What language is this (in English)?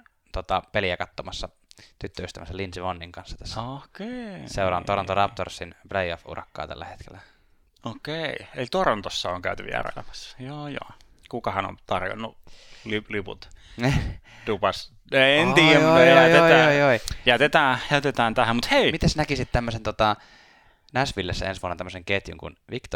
Finnish